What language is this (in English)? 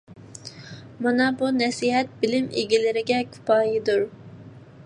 Uyghur